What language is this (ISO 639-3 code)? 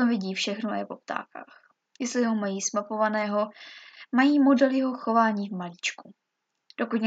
ces